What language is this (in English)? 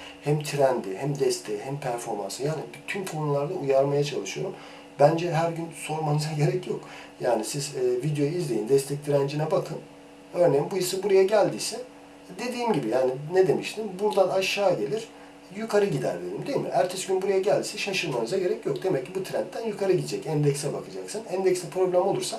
Turkish